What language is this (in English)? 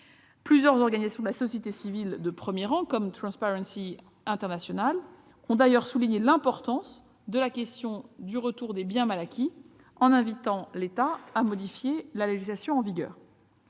French